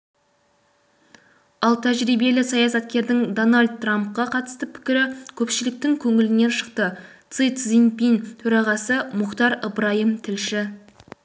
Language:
Kazakh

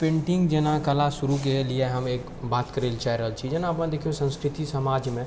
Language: Maithili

